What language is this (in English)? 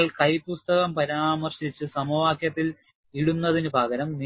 Malayalam